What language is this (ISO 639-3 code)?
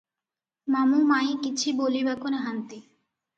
ori